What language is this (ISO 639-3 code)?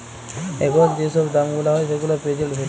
ben